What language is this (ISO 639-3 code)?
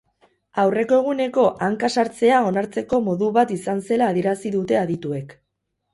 eus